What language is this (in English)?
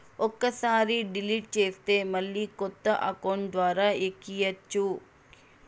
Telugu